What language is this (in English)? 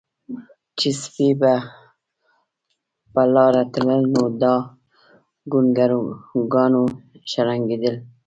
Pashto